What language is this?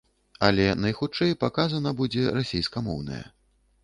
Belarusian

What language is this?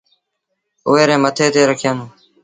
Sindhi Bhil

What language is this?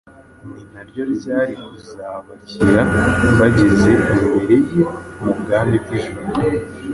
Kinyarwanda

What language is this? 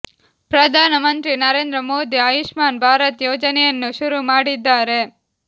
Kannada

